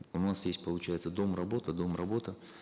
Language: Kazakh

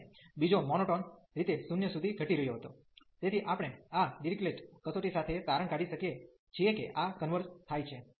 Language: Gujarati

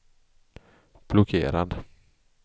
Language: Swedish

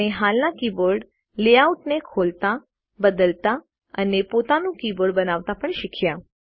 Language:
Gujarati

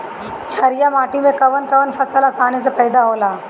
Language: Bhojpuri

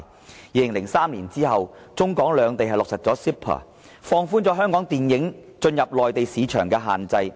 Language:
Cantonese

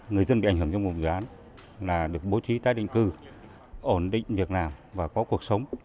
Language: Vietnamese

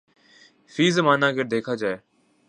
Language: Urdu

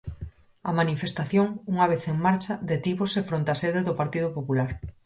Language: Galician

